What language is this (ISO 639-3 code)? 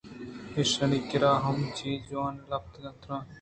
bgp